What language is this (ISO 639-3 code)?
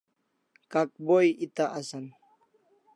kls